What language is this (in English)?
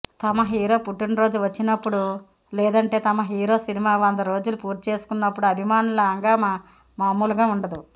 Telugu